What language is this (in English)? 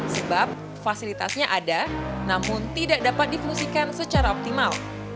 Indonesian